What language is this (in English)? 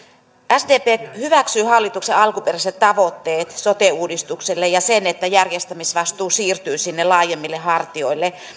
Finnish